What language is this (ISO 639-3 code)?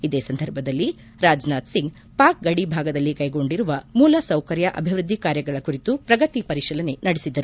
kan